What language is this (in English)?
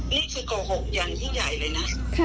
Thai